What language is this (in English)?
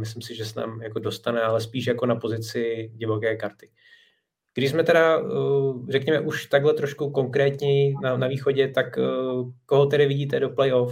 Czech